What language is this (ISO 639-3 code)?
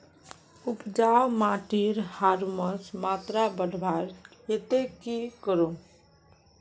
mag